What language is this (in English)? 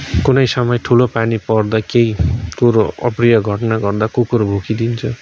Nepali